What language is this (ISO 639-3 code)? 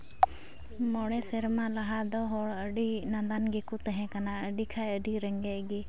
sat